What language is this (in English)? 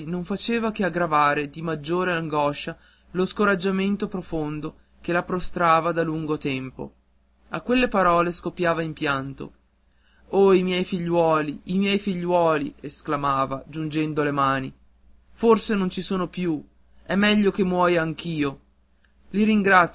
Italian